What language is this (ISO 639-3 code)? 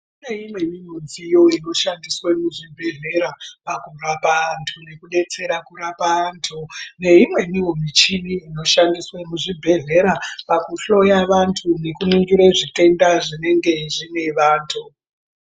ndc